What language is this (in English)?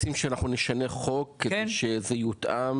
Hebrew